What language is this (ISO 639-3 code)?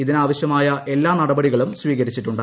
mal